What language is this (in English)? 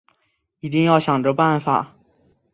Chinese